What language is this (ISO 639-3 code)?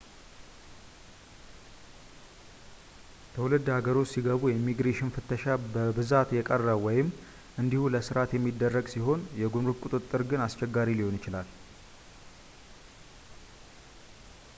amh